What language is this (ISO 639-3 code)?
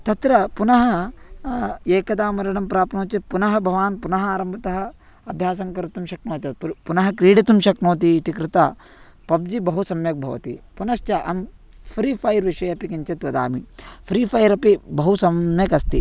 san